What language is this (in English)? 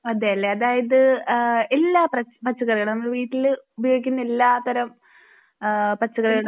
Malayalam